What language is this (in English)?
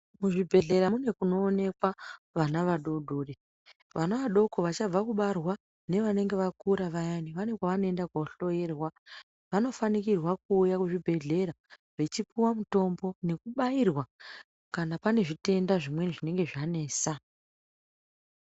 Ndau